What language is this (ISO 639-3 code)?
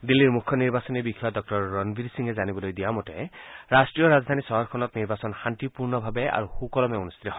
asm